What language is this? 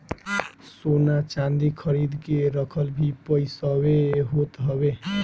Bhojpuri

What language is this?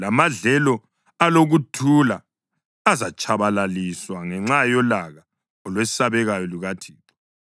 North Ndebele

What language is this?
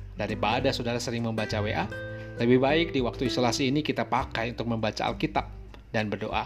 Indonesian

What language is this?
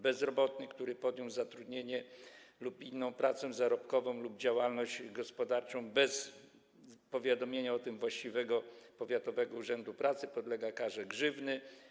Polish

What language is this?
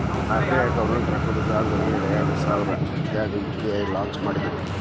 Kannada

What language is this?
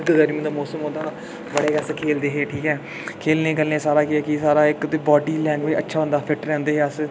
Dogri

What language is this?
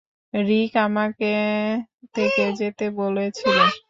Bangla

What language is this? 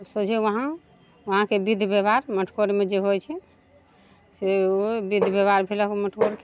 Maithili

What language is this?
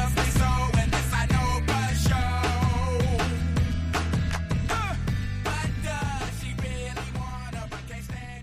Korean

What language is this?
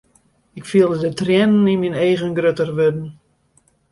Western Frisian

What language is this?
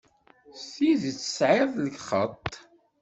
Kabyle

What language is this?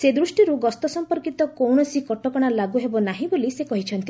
Odia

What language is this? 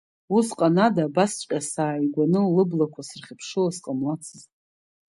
Abkhazian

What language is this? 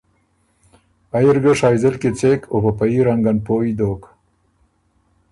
Ormuri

